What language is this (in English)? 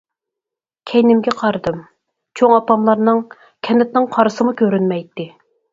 Uyghur